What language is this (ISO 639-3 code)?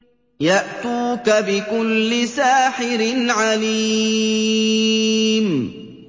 ara